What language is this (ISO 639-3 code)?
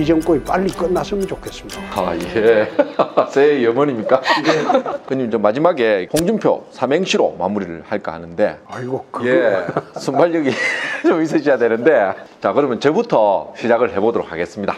kor